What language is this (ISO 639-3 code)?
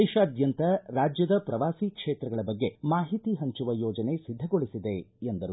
kan